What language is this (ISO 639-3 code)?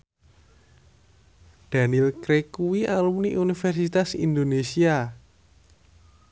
jav